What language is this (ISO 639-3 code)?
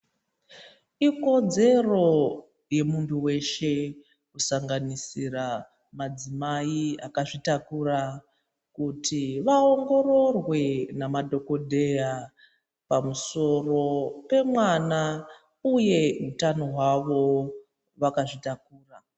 ndc